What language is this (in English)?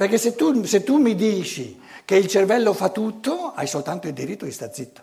Italian